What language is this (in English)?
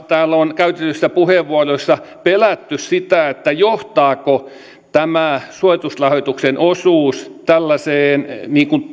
Finnish